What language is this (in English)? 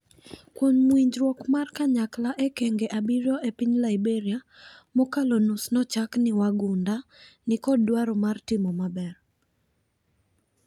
Luo (Kenya and Tanzania)